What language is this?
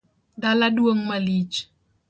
Luo (Kenya and Tanzania)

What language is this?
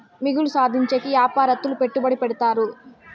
Telugu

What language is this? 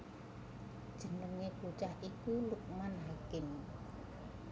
Javanese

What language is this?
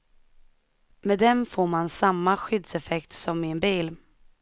Swedish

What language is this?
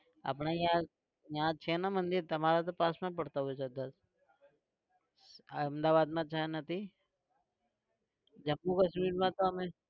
Gujarati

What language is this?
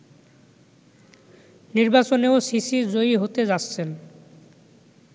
Bangla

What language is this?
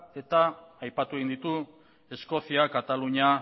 Basque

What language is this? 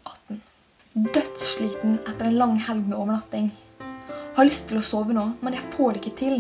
Norwegian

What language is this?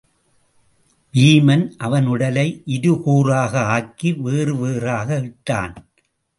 Tamil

